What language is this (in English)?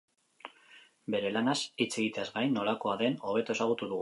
Basque